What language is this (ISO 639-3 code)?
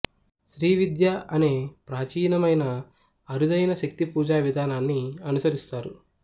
tel